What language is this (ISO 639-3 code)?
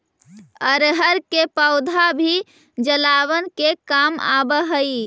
mag